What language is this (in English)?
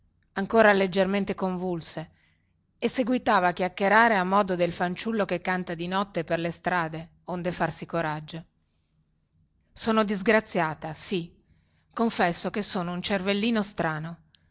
Italian